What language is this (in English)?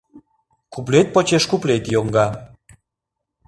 Mari